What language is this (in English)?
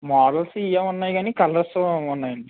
Telugu